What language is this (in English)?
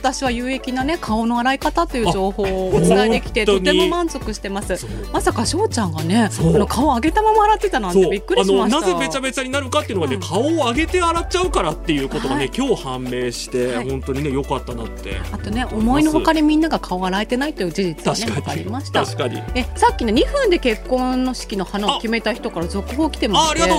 Japanese